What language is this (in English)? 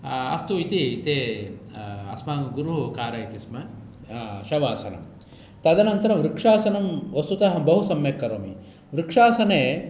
Sanskrit